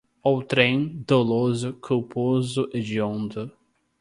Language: Portuguese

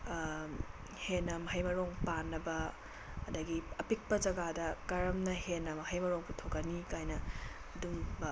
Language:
Manipuri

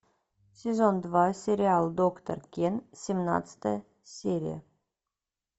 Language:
Russian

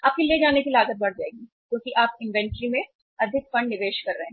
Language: Hindi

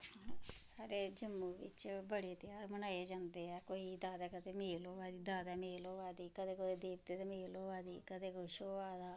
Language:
Dogri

